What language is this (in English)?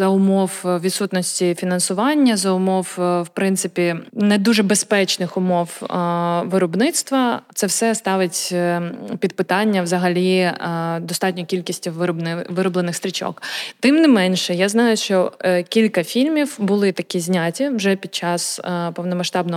Ukrainian